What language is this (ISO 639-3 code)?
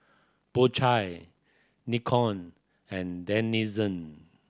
eng